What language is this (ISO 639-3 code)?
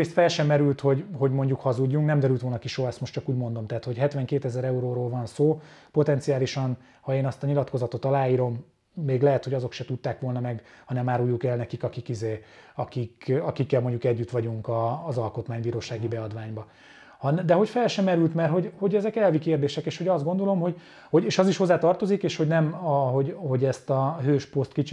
hun